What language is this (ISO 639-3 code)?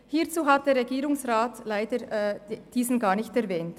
gsw